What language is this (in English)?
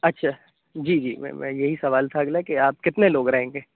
Urdu